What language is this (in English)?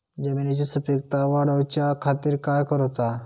Marathi